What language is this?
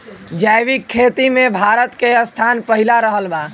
Bhojpuri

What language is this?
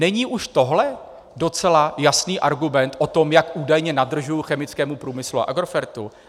Czech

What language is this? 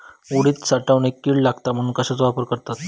Marathi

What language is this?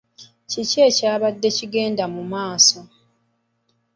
Ganda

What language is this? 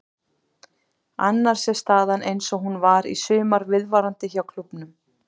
Icelandic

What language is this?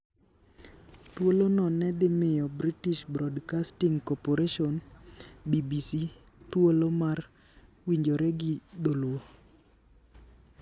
Luo (Kenya and Tanzania)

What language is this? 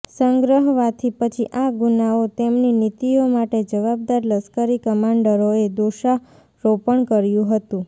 Gujarati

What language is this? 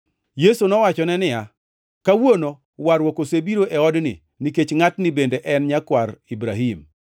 Luo (Kenya and Tanzania)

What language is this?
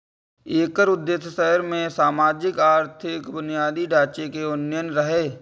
Maithili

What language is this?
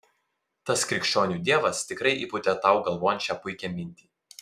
Lithuanian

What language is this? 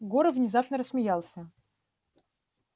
Russian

